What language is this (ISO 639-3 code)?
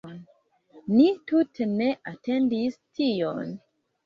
epo